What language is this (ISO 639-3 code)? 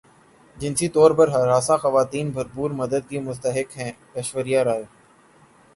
urd